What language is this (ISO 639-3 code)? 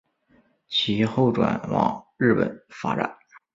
zho